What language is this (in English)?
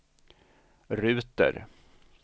Swedish